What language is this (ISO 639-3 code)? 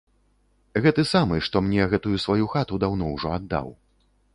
bel